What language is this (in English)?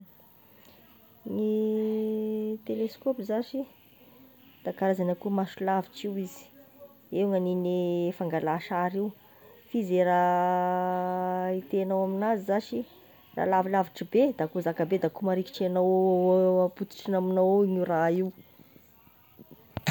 Tesaka Malagasy